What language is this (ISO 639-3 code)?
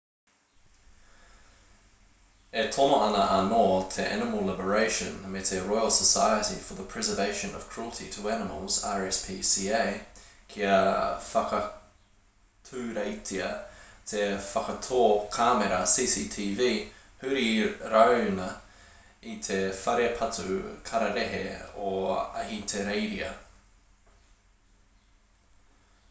mri